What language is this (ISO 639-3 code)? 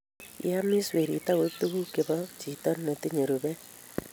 kln